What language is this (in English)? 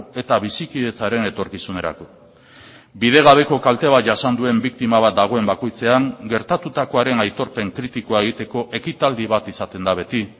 Basque